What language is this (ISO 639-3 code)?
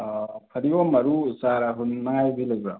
mni